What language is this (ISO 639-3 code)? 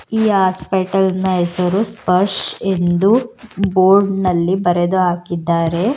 kan